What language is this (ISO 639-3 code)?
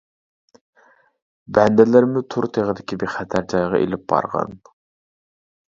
uig